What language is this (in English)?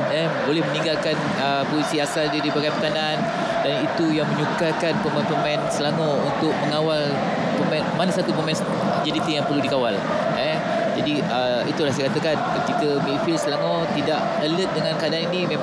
Malay